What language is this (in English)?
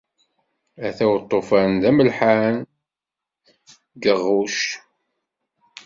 Kabyle